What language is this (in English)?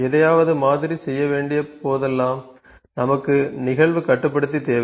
Tamil